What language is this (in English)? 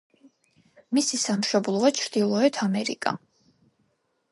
Georgian